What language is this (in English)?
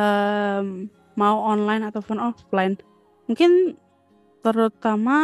Indonesian